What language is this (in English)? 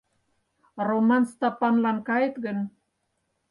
Mari